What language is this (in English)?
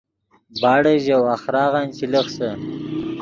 Yidgha